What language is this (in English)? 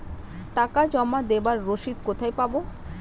Bangla